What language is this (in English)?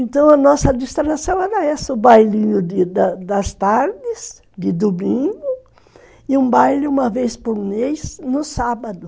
Portuguese